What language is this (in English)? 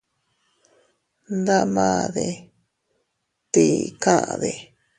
Teutila Cuicatec